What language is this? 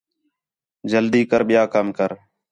Khetrani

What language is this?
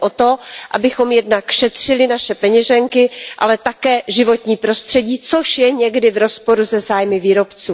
Czech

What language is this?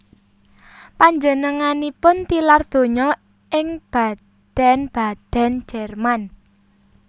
Javanese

